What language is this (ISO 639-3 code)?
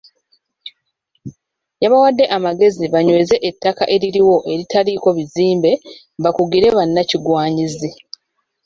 lug